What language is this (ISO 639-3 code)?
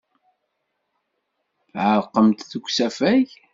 kab